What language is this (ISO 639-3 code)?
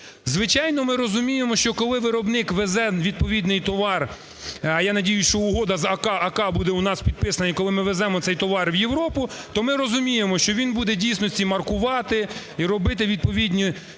ukr